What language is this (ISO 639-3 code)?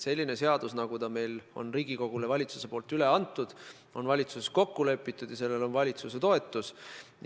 est